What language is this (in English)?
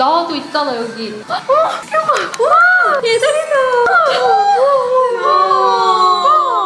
Korean